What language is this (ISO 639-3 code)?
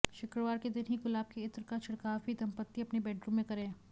hin